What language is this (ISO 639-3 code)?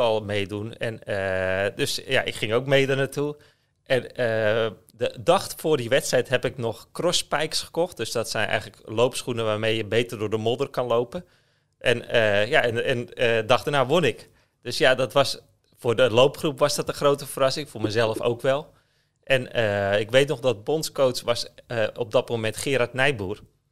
nld